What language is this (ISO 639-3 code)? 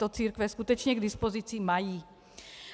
ces